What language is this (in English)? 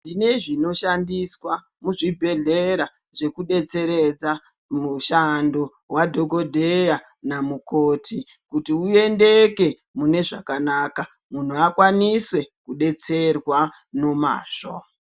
Ndau